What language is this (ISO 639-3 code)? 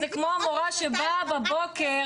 heb